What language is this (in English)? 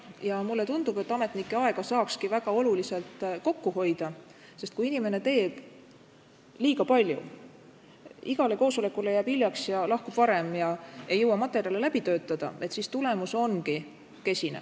Estonian